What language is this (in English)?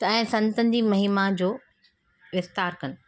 Sindhi